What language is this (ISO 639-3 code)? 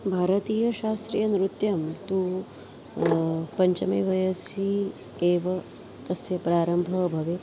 san